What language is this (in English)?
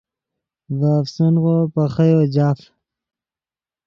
Yidgha